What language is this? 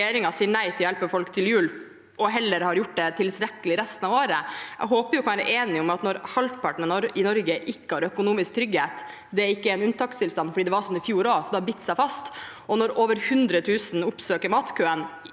Norwegian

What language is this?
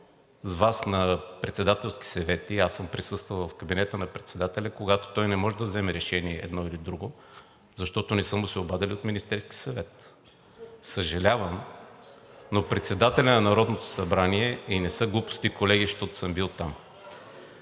Bulgarian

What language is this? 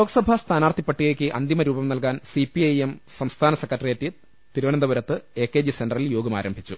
Malayalam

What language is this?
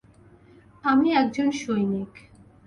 Bangla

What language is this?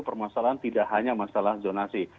Indonesian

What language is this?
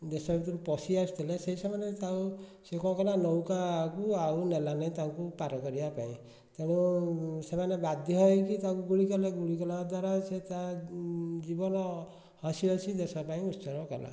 Odia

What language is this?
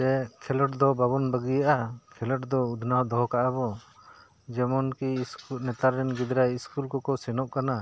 Santali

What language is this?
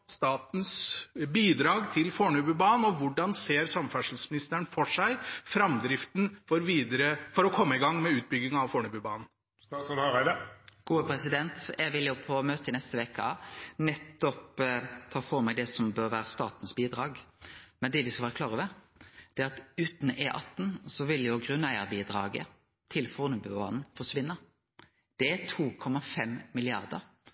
Norwegian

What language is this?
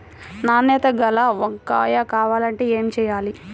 Telugu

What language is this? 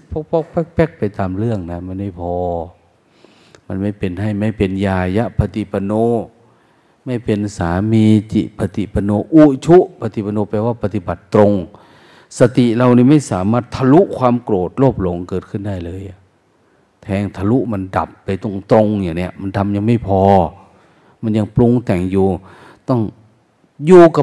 Thai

